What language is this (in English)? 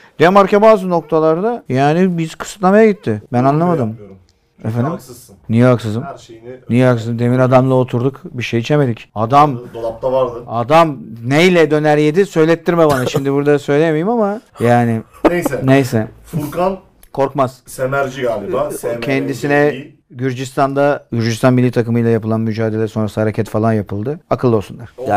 Turkish